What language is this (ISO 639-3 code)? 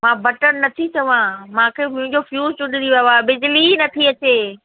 snd